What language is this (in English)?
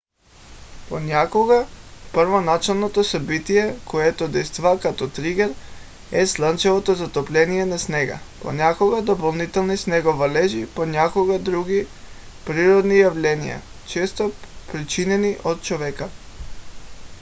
Bulgarian